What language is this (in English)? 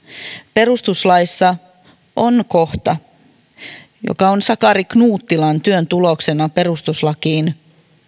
Finnish